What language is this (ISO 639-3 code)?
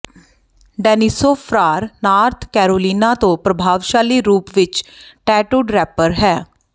pan